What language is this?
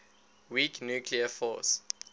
English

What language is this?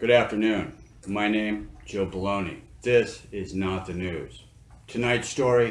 English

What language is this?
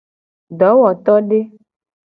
Gen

